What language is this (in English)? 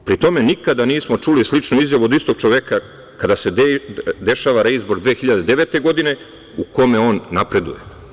Serbian